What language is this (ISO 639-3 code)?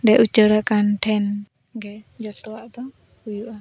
sat